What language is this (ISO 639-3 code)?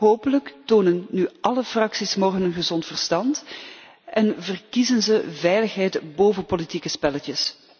nld